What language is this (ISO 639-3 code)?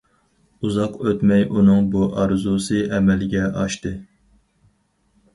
uig